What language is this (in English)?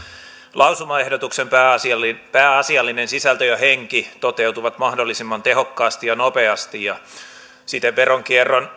Finnish